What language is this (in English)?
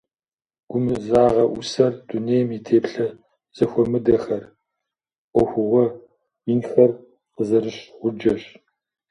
Kabardian